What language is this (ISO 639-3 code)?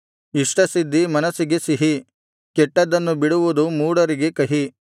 kan